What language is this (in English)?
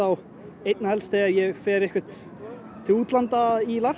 Icelandic